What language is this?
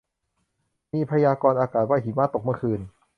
Thai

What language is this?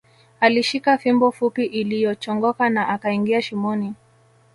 Swahili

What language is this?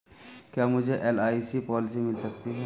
Hindi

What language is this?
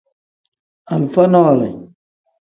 Tem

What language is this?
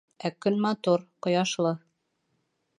Bashkir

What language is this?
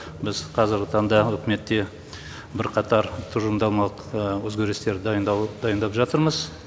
Kazakh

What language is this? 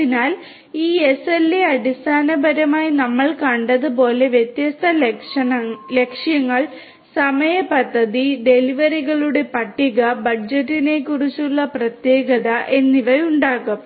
Malayalam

